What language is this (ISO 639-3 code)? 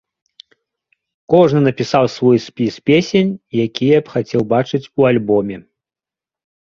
bel